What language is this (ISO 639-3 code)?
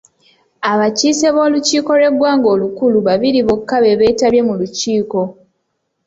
lug